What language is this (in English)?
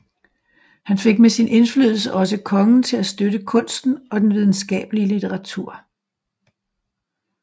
Danish